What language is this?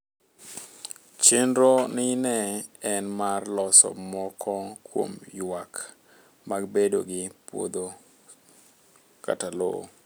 Luo (Kenya and Tanzania)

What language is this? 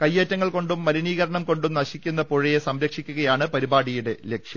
Malayalam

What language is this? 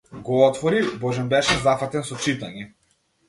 Macedonian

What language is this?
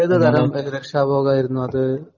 Malayalam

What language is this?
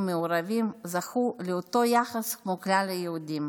Hebrew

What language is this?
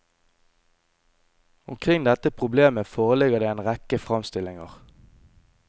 Norwegian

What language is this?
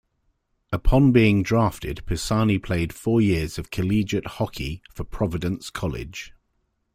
English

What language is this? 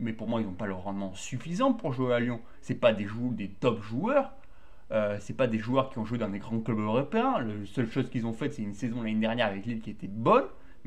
French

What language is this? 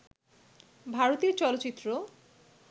Bangla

